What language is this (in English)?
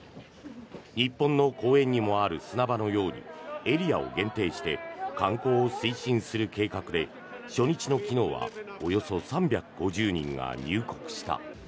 Japanese